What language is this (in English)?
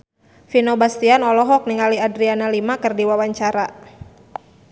Sundanese